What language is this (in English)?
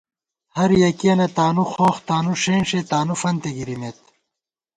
Gawar-Bati